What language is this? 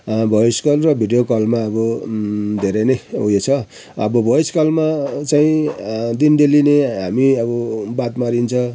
Nepali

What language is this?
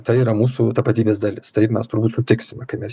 Lithuanian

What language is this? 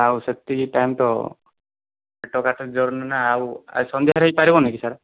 Odia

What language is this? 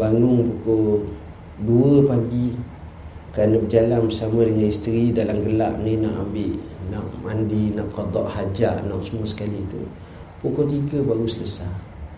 Malay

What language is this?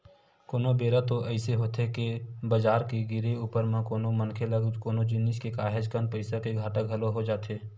Chhattisgarhi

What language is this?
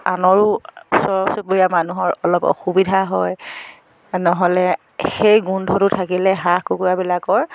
Assamese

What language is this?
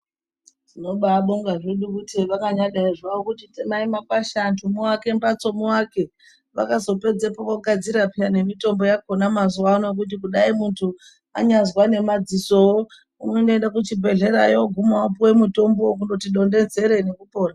Ndau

